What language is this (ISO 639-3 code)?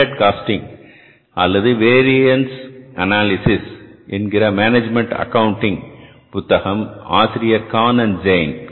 tam